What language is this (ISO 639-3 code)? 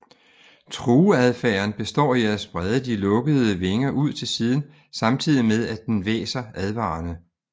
dan